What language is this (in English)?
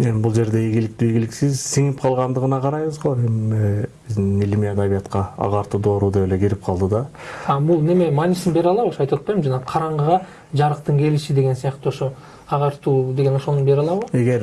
Turkish